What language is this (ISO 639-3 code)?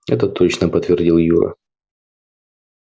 rus